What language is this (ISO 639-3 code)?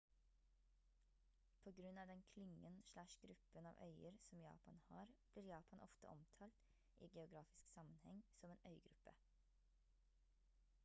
nob